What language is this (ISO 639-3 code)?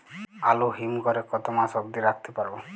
ben